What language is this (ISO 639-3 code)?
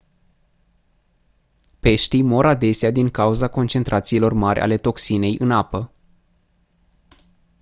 ron